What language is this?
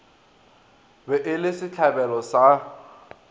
Northern Sotho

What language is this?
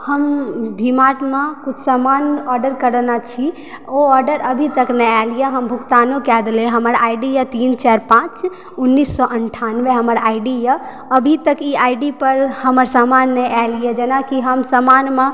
Maithili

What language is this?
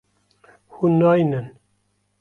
Kurdish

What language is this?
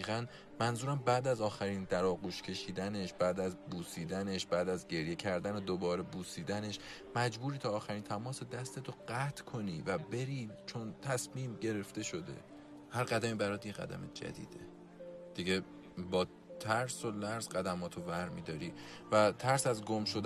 Persian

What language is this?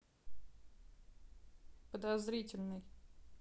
Russian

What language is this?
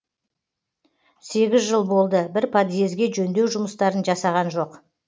Kazakh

